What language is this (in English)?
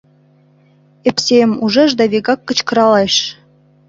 Mari